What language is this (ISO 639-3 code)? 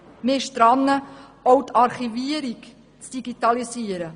gsw